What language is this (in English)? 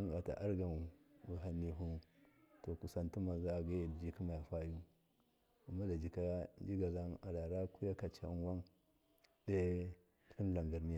Miya